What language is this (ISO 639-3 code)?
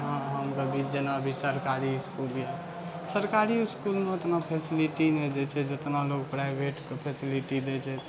mai